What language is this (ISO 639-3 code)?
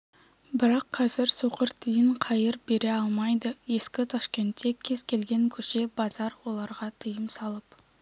kaz